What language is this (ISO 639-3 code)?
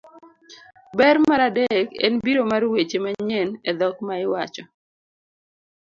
luo